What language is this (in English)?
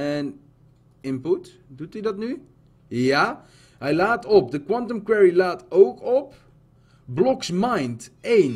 Dutch